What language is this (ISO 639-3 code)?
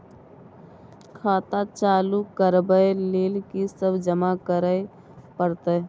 mai